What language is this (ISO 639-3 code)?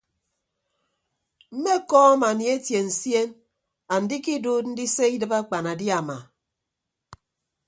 ibb